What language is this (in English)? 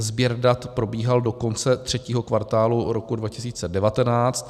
Czech